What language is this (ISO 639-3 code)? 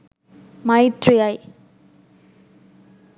sin